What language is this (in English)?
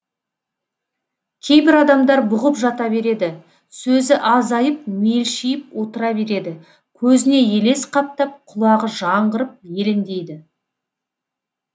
Kazakh